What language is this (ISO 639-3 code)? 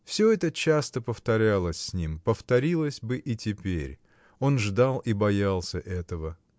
rus